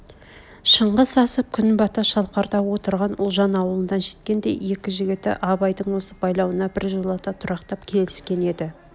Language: Kazakh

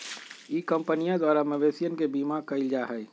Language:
Magahi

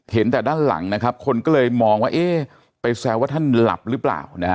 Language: Thai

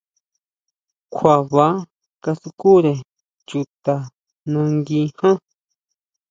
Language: Huautla Mazatec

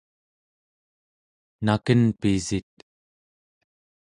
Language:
Central Yupik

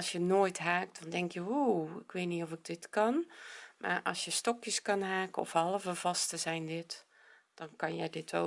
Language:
Dutch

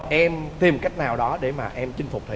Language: Vietnamese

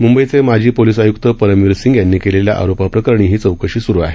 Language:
Marathi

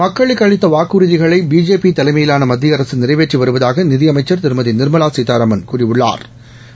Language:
Tamil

